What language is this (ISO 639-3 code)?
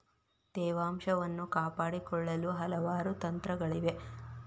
kan